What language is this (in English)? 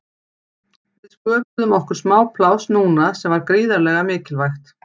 Icelandic